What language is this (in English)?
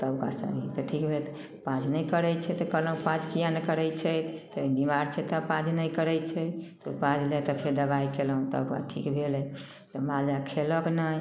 Maithili